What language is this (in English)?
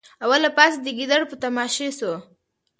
Pashto